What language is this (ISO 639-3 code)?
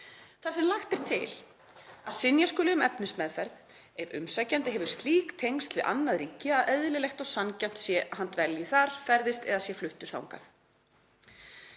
isl